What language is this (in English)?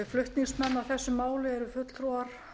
Icelandic